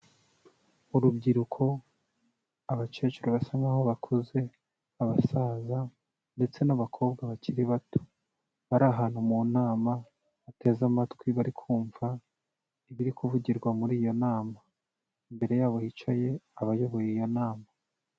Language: Kinyarwanda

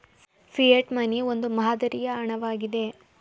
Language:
Kannada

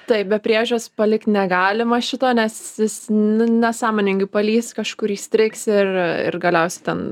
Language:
Lithuanian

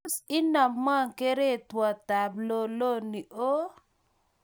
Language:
Kalenjin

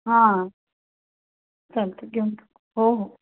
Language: Marathi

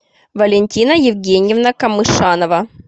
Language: Russian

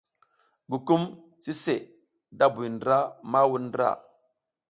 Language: South Giziga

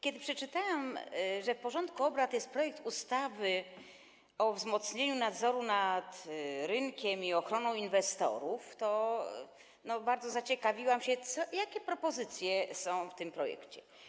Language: Polish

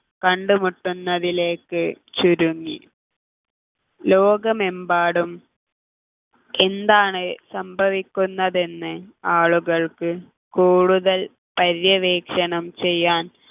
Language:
Malayalam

